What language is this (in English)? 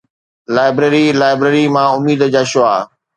Sindhi